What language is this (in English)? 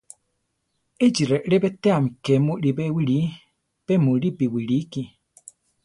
Central Tarahumara